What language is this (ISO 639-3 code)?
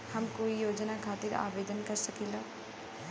bho